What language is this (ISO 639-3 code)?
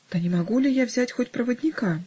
rus